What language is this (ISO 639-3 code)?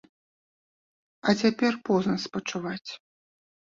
bel